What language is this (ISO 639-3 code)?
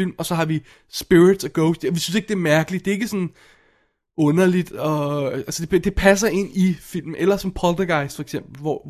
dan